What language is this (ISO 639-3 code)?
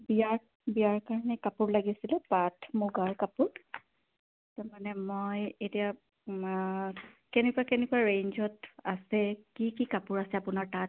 asm